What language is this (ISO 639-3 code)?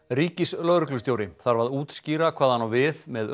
isl